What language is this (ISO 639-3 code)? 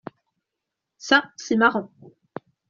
fra